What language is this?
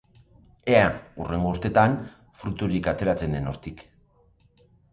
Basque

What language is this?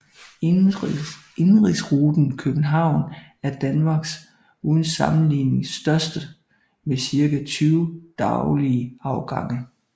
Danish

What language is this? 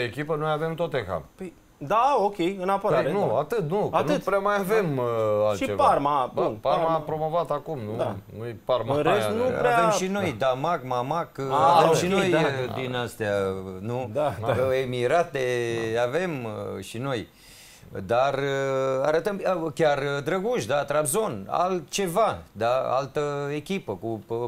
Romanian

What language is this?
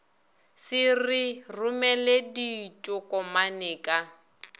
Northern Sotho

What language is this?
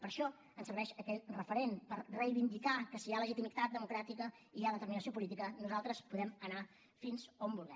Catalan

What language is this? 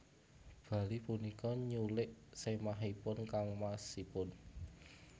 Javanese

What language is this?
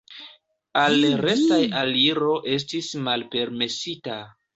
Esperanto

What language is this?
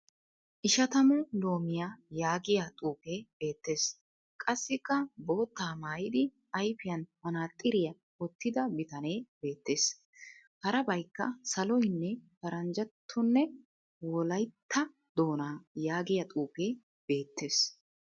Wolaytta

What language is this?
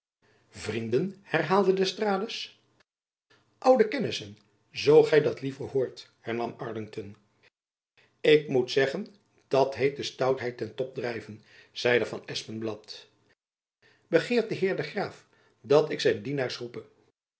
Dutch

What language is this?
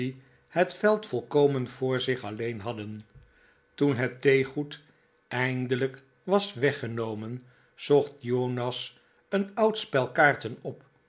Dutch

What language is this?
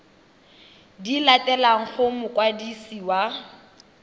Tswana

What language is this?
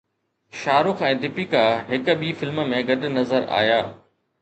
Sindhi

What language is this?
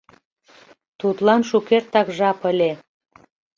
Mari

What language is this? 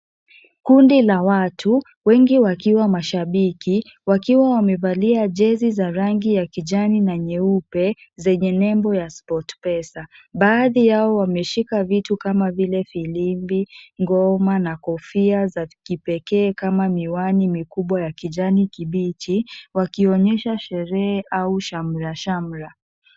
Swahili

